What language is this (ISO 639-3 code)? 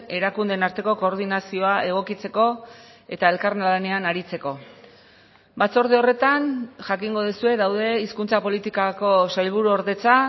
eus